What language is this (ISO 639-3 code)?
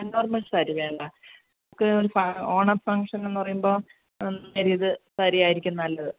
mal